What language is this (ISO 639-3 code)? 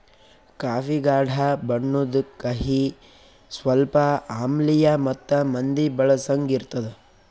kan